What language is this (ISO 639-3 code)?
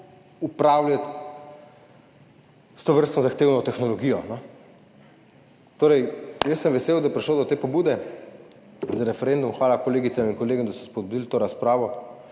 slv